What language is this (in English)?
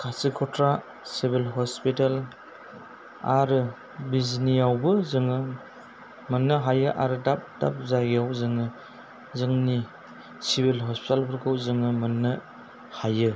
Bodo